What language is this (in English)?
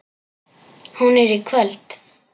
Icelandic